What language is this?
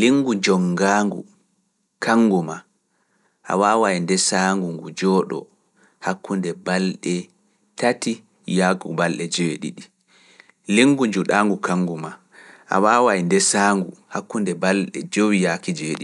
Fula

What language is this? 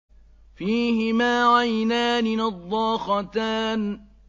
Arabic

